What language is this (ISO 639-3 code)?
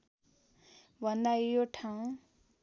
nep